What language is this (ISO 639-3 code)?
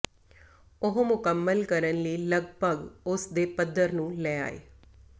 pan